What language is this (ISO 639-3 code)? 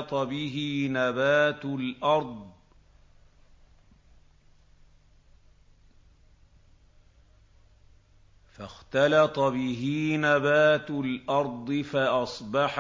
ara